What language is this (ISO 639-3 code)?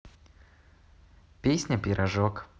rus